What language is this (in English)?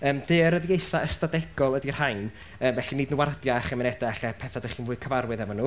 Welsh